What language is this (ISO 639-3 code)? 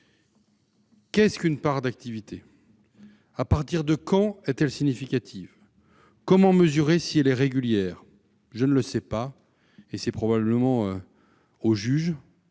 fra